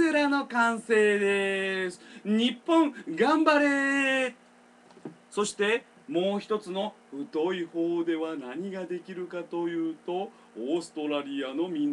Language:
Japanese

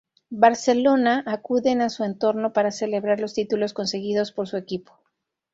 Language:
Spanish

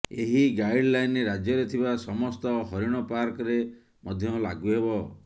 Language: Odia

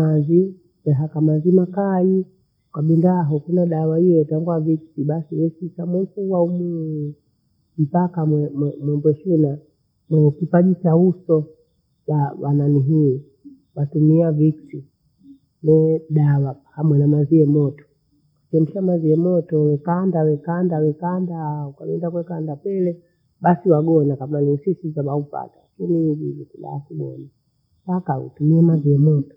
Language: Bondei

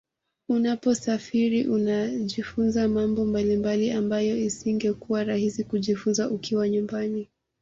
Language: Swahili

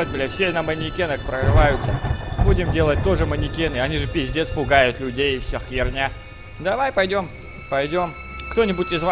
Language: Russian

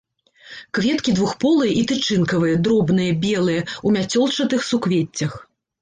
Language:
Belarusian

